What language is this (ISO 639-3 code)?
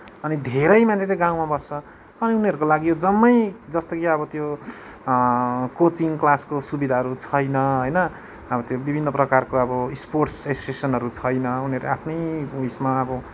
nep